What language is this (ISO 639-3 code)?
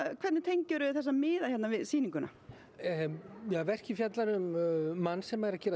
isl